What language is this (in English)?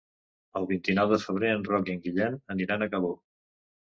Catalan